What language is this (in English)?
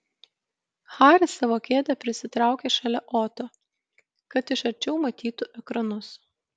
Lithuanian